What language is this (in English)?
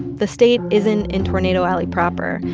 English